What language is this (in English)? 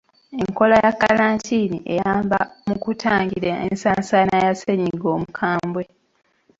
Ganda